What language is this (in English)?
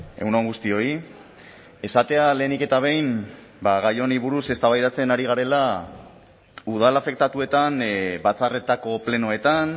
Basque